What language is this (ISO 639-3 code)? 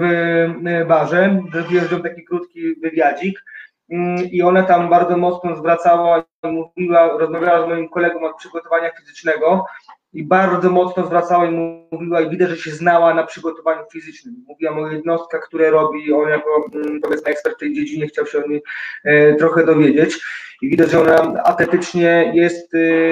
pol